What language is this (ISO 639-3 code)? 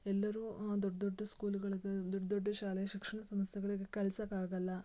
kan